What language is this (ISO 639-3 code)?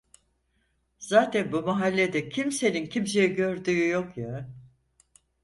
tur